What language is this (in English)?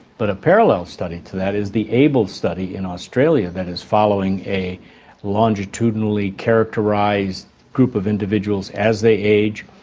English